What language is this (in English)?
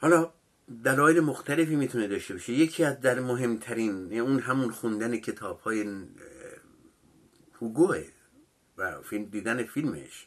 Persian